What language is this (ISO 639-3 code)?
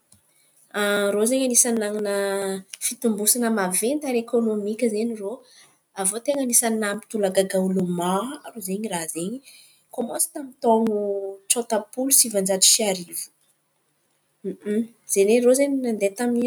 xmv